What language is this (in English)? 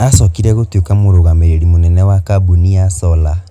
Kikuyu